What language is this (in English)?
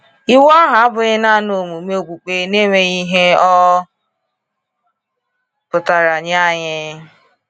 Igbo